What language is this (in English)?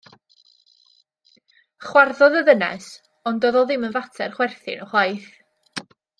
Welsh